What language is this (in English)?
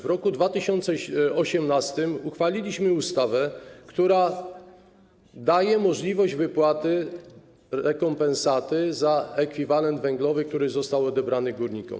Polish